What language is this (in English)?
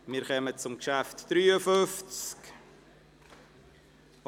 Swiss German